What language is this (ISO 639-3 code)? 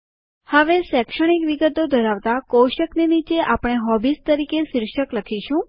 guj